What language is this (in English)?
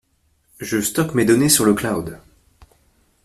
French